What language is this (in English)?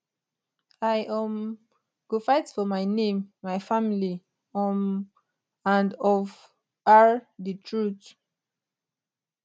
Nigerian Pidgin